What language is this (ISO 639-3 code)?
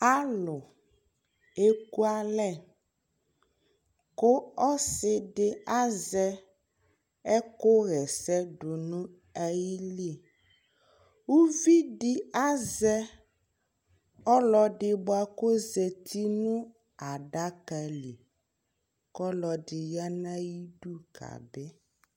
kpo